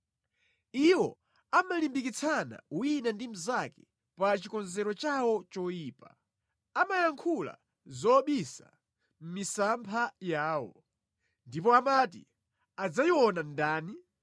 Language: Nyanja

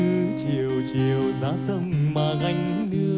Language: Vietnamese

